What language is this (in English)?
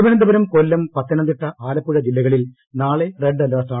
Malayalam